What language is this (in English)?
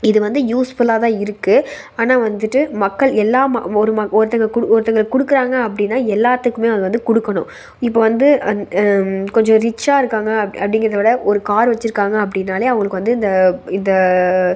Tamil